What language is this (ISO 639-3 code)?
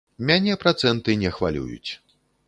bel